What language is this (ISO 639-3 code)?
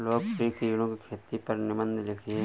hin